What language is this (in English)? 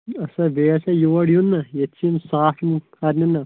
Kashmiri